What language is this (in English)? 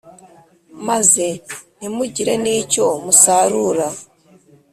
Kinyarwanda